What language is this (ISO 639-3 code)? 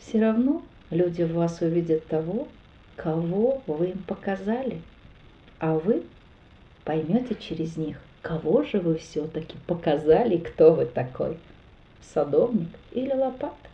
rus